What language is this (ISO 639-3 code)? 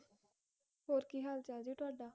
pan